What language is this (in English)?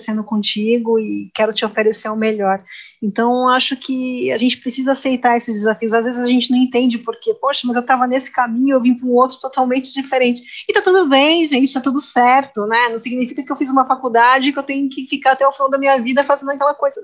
Portuguese